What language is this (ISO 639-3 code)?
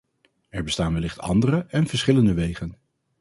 nld